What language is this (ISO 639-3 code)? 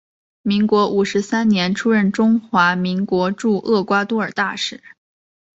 zho